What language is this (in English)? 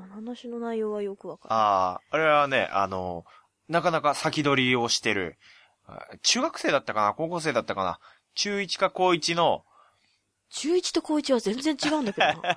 Japanese